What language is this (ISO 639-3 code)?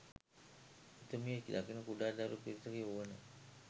sin